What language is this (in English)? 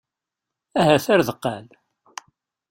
Kabyle